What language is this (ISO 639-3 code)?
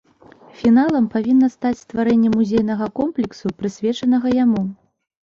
bel